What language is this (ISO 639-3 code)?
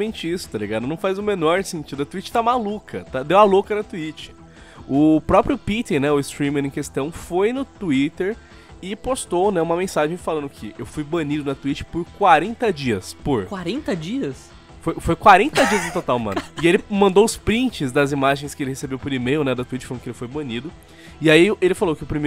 por